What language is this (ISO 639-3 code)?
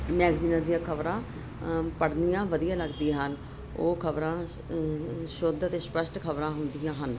pan